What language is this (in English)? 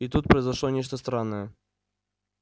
Russian